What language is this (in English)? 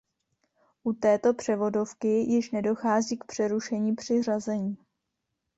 Czech